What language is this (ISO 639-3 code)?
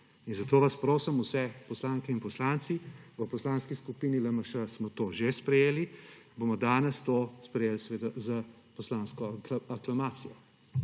slv